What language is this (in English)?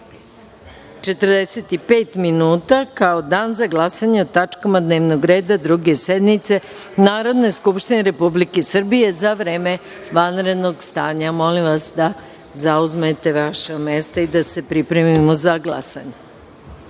Serbian